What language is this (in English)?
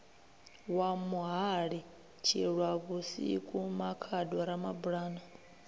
Venda